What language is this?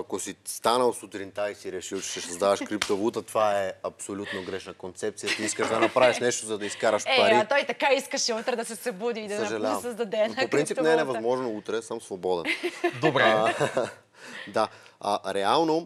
Bulgarian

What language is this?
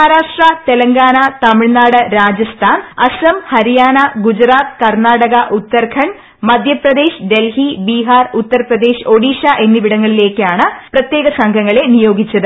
Malayalam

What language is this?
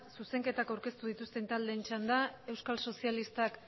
Basque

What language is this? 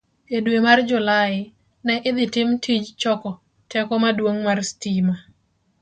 Luo (Kenya and Tanzania)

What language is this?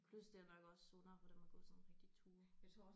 Danish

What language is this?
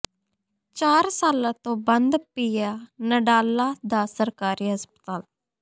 Punjabi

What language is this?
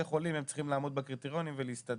Hebrew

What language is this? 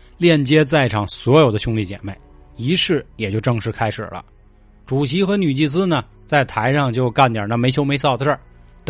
Chinese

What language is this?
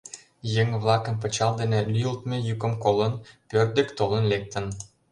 Mari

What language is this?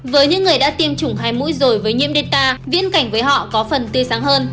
Vietnamese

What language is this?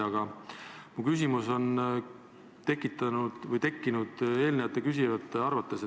Estonian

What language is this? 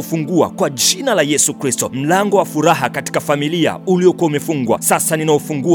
Swahili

